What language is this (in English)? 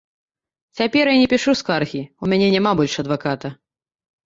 Belarusian